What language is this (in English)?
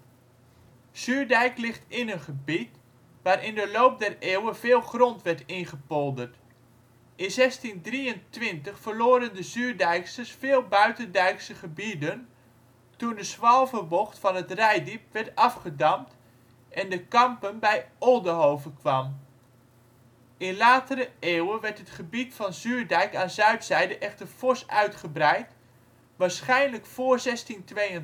Dutch